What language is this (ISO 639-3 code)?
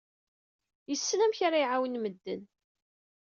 kab